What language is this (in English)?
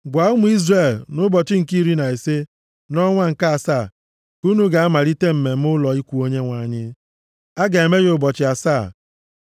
Igbo